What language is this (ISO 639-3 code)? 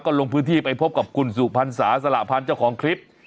tha